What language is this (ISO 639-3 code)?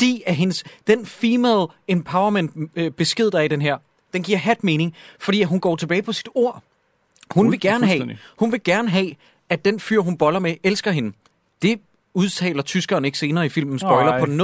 dan